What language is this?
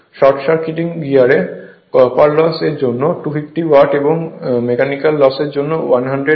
Bangla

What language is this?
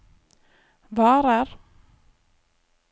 Norwegian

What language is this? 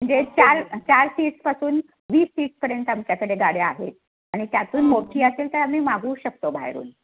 Marathi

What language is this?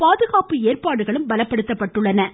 Tamil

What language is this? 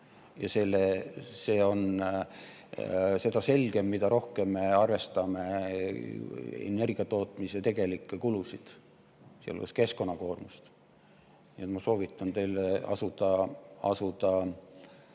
Estonian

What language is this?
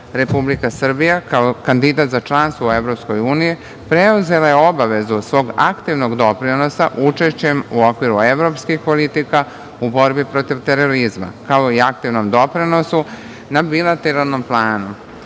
Serbian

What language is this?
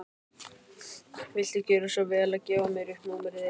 Icelandic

